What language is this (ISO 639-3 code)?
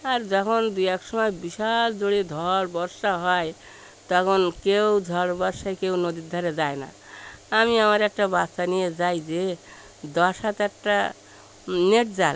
ben